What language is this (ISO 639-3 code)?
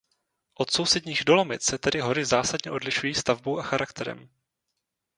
ces